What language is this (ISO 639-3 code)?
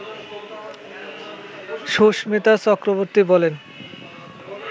ben